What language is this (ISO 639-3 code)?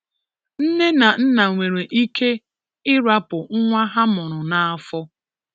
ibo